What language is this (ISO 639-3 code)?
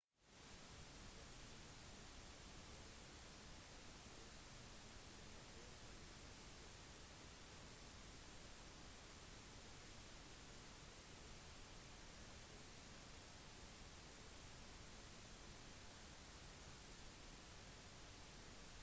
nob